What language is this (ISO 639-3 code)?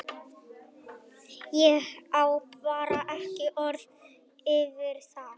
isl